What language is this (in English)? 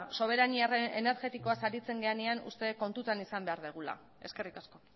Basque